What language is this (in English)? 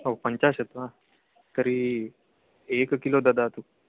Sanskrit